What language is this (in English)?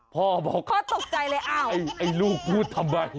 Thai